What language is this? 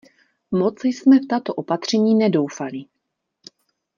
Czech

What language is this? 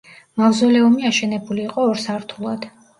Georgian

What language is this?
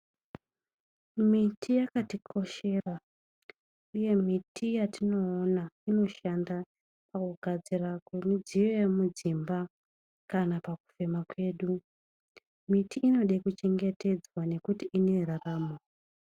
Ndau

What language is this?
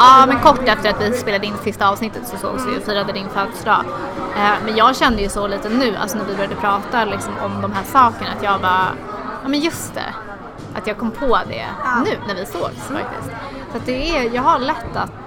Swedish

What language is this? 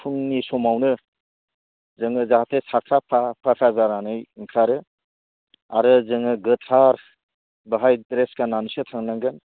Bodo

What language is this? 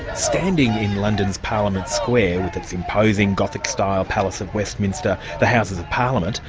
English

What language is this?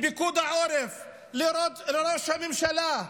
Hebrew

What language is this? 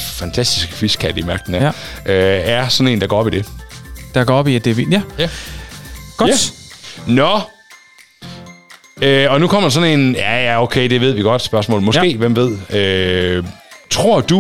Danish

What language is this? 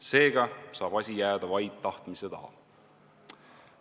Estonian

